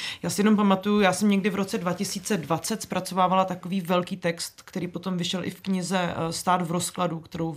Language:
Czech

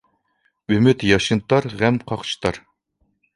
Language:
Uyghur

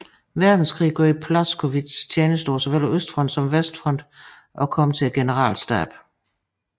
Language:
Danish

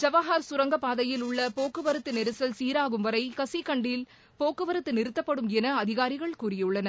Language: Tamil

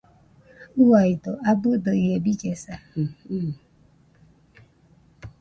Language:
Nüpode Huitoto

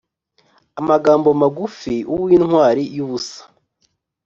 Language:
Kinyarwanda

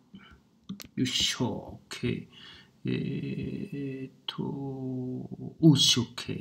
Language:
Japanese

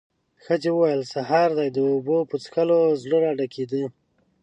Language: Pashto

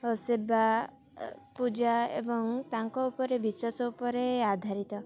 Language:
Odia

